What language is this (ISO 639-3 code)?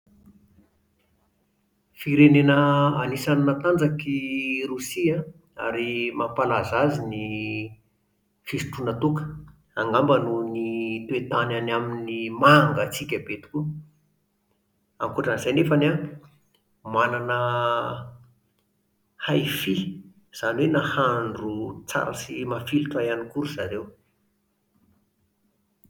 mlg